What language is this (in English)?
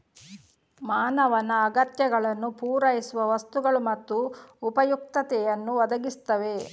Kannada